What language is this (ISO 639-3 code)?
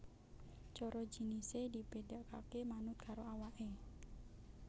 jav